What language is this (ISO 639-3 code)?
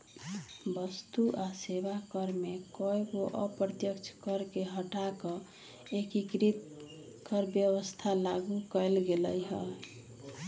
mag